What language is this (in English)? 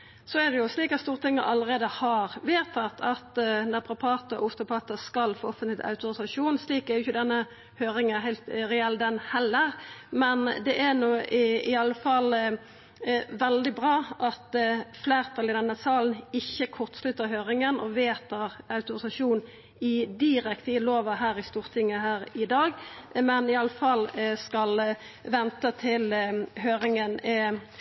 Norwegian Nynorsk